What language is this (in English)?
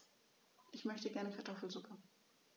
German